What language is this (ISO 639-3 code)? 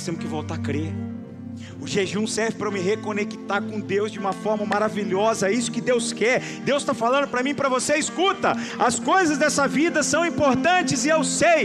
por